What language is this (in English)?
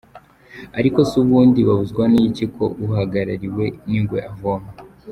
Kinyarwanda